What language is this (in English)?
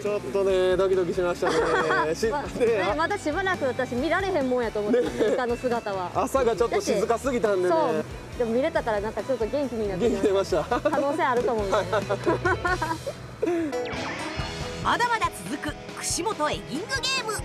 Japanese